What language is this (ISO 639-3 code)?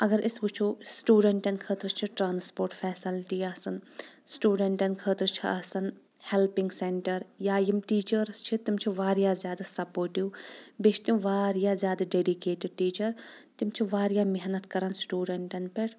kas